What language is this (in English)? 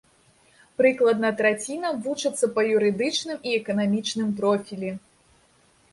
Belarusian